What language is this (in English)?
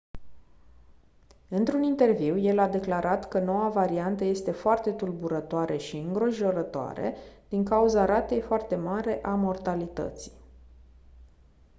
Romanian